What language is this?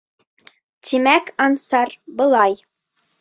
Bashkir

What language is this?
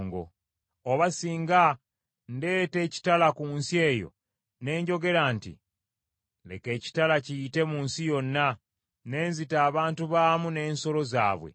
Ganda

